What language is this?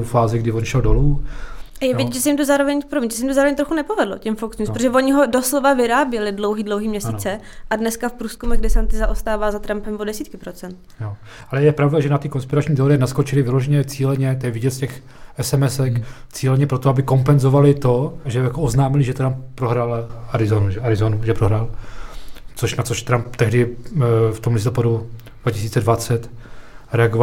Czech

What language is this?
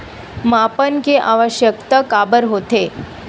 Chhattisgarhi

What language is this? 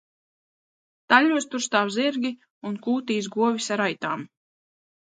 Latvian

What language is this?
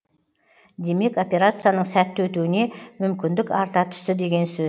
Kazakh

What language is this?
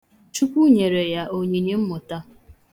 Igbo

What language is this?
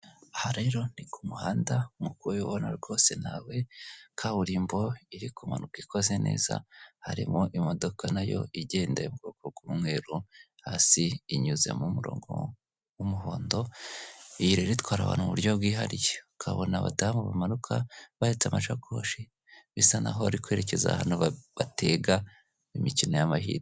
Kinyarwanda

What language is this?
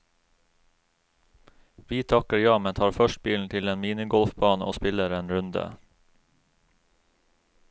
Norwegian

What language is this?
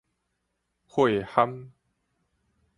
Min Nan Chinese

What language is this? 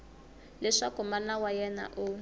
Tsonga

